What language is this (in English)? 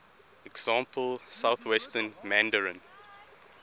English